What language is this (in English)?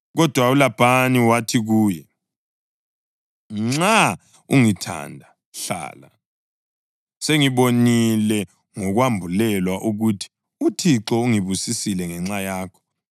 North Ndebele